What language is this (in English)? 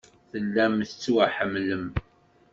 Kabyle